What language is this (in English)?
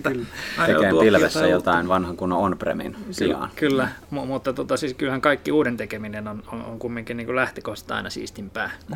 Finnish